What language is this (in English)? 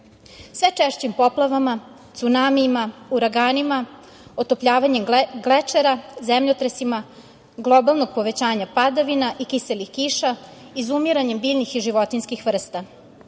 Serbian